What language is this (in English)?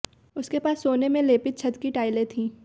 Hindi